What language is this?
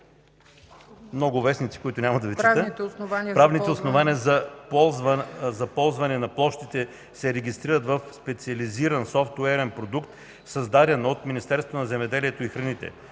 Bulgarian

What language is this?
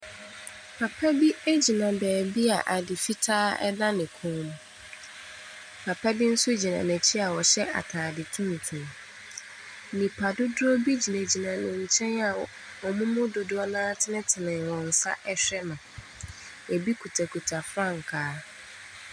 Akan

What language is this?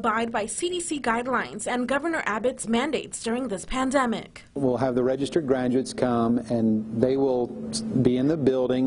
English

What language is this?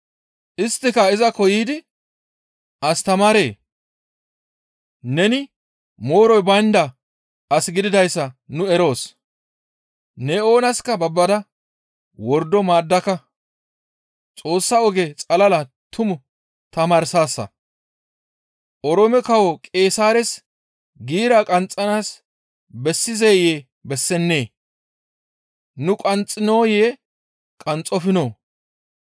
Gamo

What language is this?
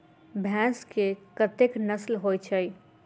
Maithili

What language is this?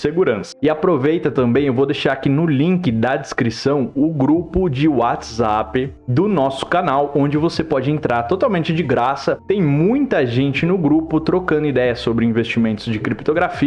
Portuguese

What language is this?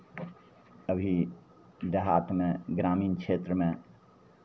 Maithili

